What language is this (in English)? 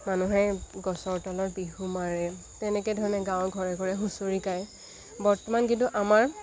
Assamese